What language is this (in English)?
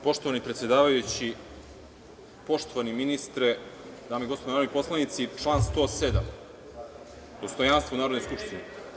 Serbian